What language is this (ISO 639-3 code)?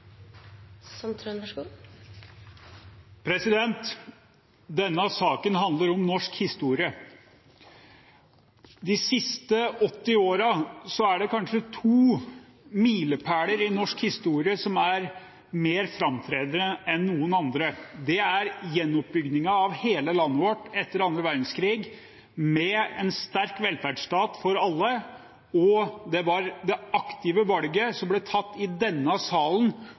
nor